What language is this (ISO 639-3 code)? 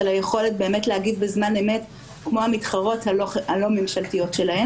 heb